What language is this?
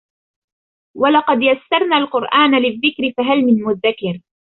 Arabic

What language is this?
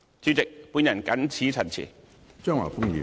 Cantonese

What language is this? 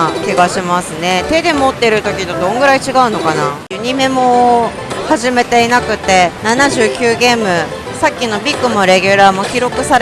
Japanese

